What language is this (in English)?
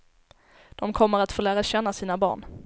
Swedish